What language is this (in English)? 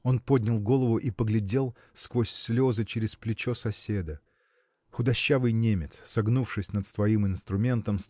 Russian